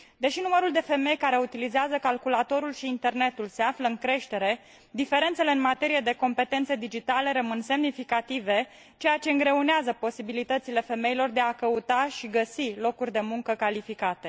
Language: Romanian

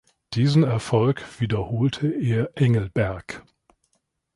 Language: German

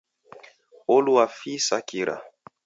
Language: Taita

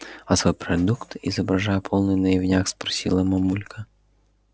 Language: Russian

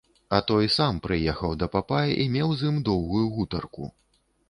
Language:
Belarusian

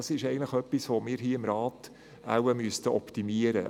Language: Swiss German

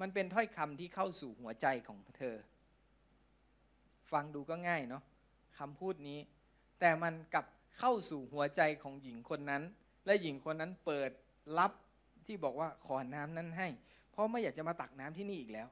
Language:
Thai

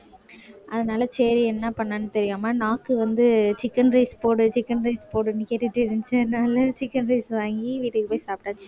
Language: Tamil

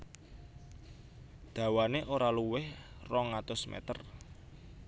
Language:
Javanese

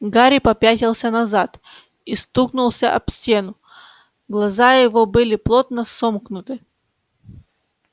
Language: Russian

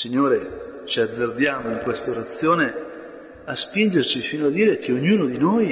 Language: Italian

